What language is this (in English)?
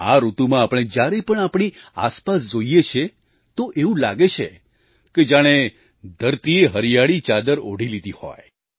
Gujarati